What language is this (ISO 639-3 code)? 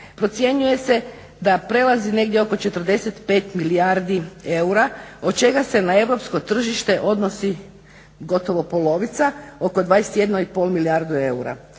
hrv